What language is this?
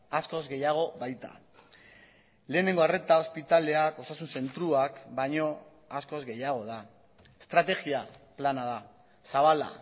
Basque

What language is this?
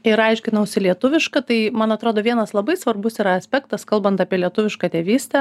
Lithuanian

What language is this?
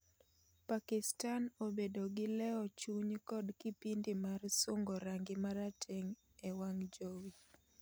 Luo (Kenya and Tanzania)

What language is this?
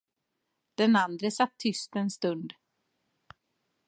Swedish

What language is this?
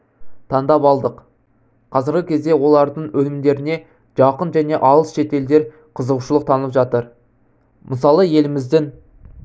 Kazakh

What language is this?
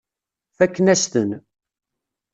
Kabyle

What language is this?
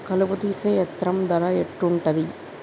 Telugu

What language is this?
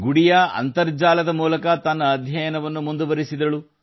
Kannada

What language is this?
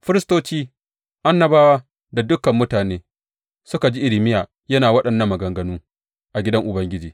Hausa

